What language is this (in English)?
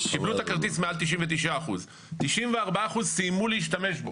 Hebrew